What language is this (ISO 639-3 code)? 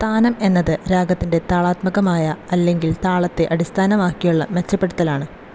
mal